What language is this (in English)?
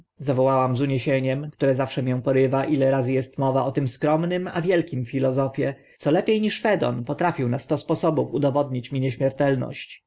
Polish